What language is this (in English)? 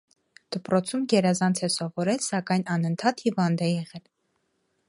Armenian